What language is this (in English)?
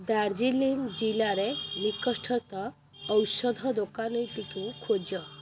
Odia